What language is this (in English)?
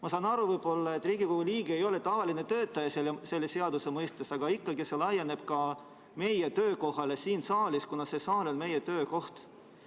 Estonian